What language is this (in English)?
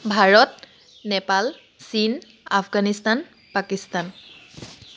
Assamese